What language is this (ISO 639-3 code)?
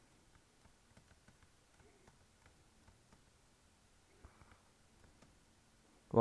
kor